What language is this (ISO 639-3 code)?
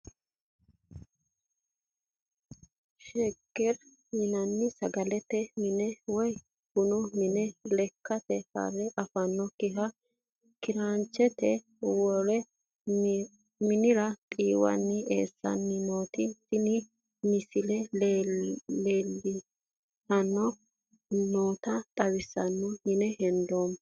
sid